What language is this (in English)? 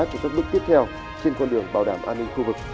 Vietnamese